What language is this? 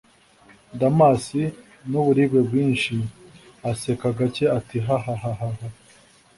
Kinyarwanda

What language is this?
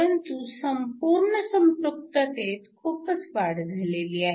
Marathi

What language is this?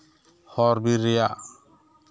Santali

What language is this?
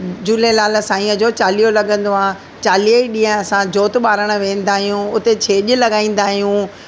Sindhi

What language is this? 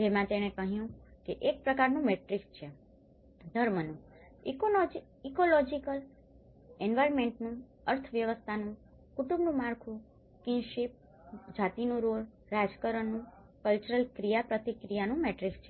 Gujarati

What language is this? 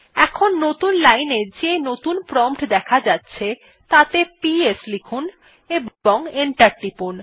Bangla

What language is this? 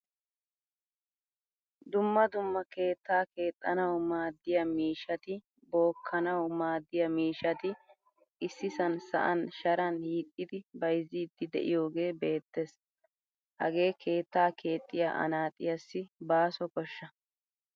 Wolaytta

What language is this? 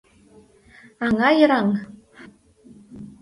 Mari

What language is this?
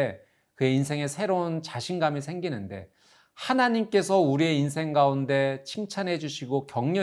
Korean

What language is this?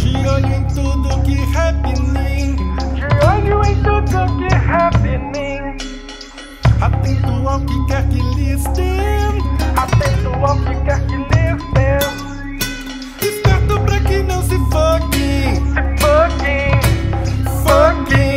Portuguese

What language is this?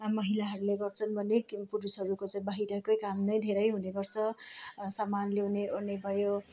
Nepali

